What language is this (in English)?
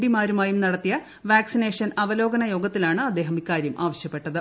Malayalam